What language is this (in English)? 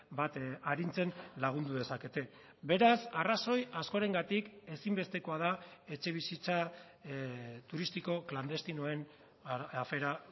Basque